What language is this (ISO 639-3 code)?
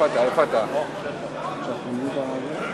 heb